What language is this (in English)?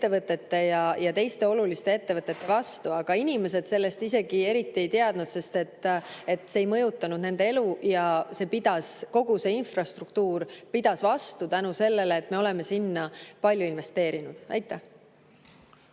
Estonian